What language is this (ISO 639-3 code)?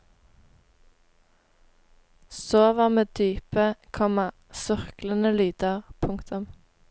nor